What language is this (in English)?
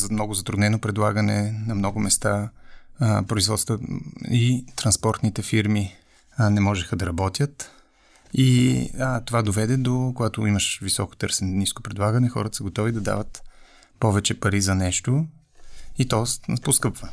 Bulgarian